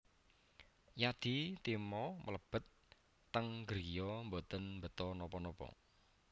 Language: Javanese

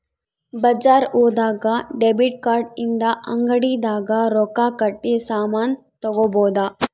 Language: Kannada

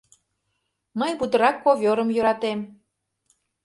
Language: Mari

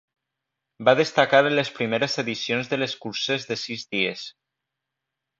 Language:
Catalan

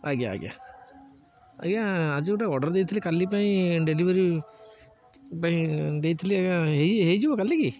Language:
Odia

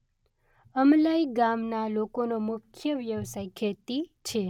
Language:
Gujarati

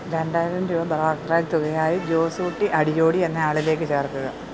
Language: Malayalam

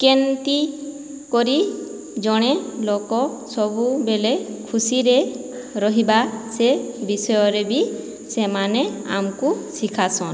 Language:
Odia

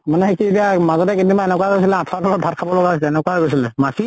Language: Assamese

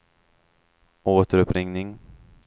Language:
Swedish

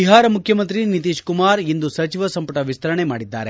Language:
Kannada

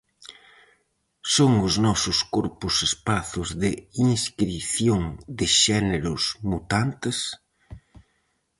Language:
Galician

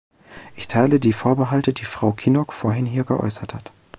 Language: German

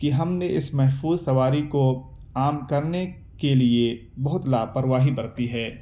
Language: Urdu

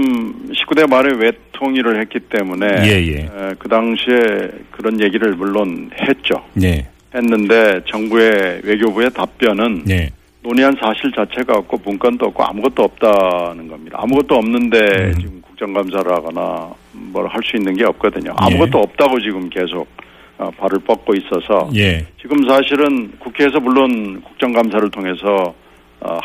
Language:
Korean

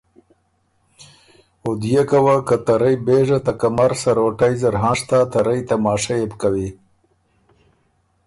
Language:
Ormuri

